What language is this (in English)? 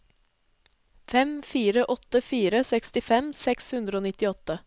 Norwegian